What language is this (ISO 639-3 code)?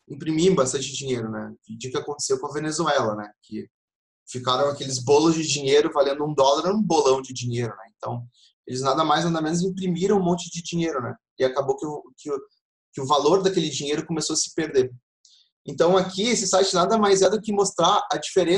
por